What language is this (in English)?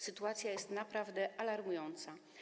Polish